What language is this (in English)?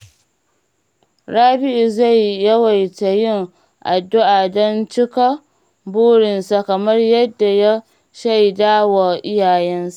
Hausa